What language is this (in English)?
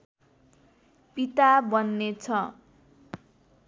Nepali